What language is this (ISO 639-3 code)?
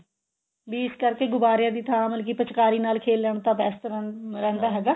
pan